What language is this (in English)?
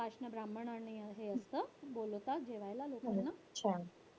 Marathi